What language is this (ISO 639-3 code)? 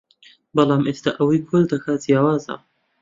ckb